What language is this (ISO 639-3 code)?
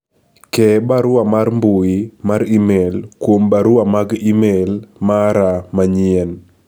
luo